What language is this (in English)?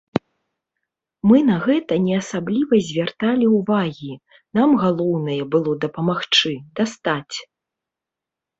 Belarusian